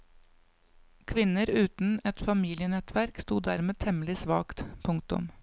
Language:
Norwegian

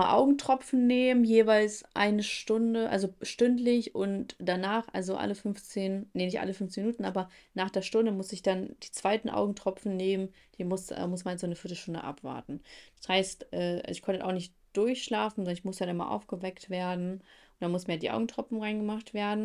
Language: German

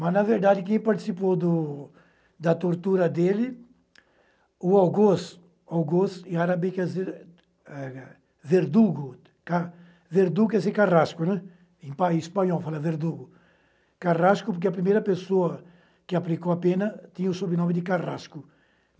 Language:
Portuguese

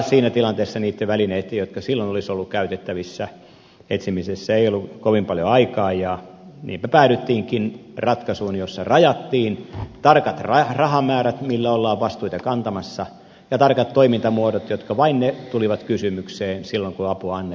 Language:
Finnish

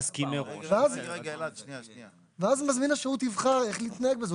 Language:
Hebrew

